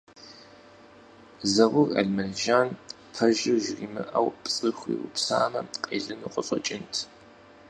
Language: Kabardian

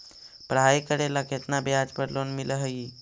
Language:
Magahi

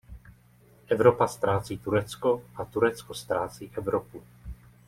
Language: Czech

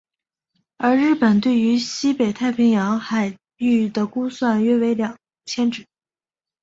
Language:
Chinese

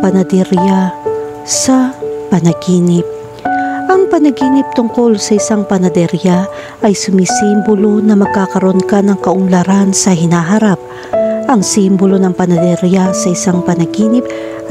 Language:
Filipino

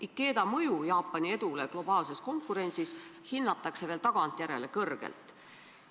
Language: Estonian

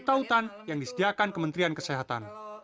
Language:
Indonesian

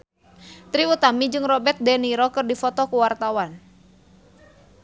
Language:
Sundanese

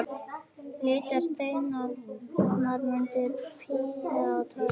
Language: Icelandic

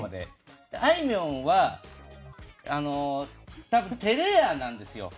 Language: Japanese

